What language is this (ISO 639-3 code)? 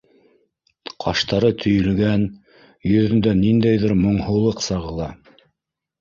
bak